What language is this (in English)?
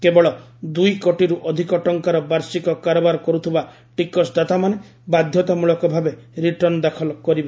Odia